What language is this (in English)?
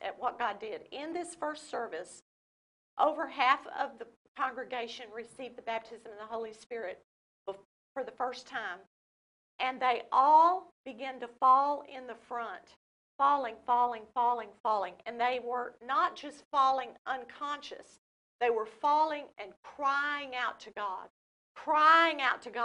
English